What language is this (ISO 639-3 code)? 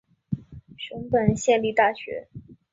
zho